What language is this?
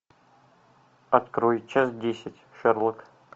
Russian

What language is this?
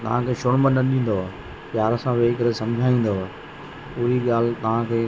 Sindhi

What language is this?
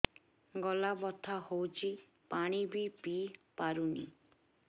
Odia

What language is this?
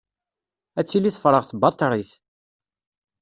Kabyle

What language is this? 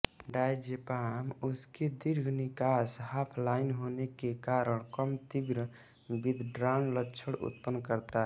Hindi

